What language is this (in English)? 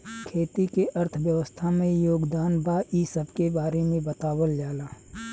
Bhojpuri